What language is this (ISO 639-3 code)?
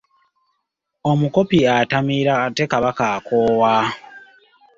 lug